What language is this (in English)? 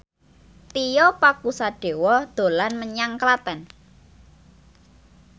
Javanese